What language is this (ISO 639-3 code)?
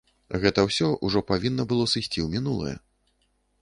bel